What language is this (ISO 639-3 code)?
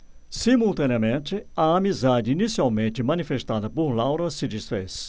por